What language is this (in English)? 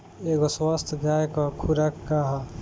Bhojpuri